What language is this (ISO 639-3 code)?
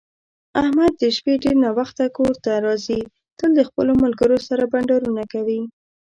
pus